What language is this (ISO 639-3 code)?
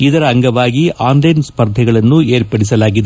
kan